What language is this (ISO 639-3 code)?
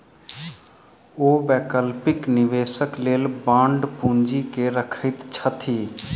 mai